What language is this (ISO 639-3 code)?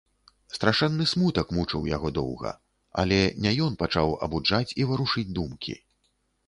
bel